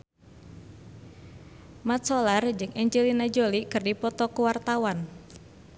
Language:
Sundanese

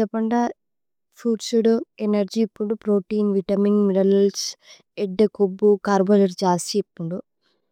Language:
Tulu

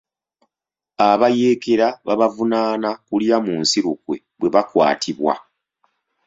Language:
Ganda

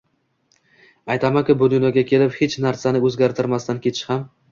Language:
Uzbek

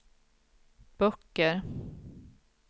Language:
Swedish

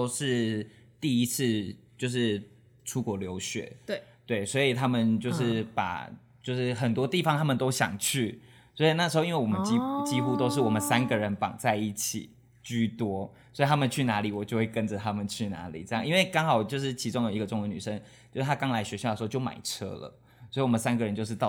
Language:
Chinese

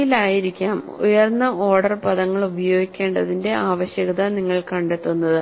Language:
Malayalam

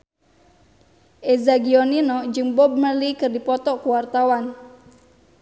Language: Sundanese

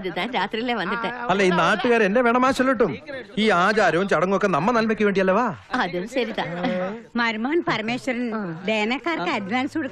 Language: Malayalam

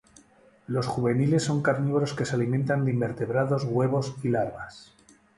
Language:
Spanish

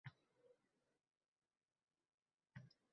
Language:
Uzbek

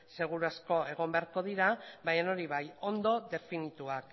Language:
Basque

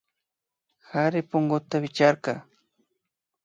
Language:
Imbabura Highland Quichua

